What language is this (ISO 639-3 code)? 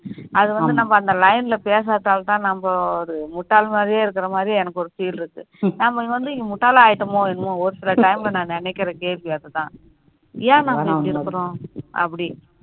tam